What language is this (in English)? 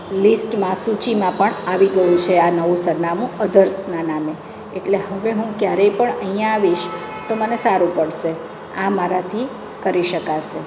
Gujarati